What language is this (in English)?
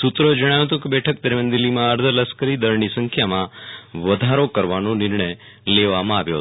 Gujarati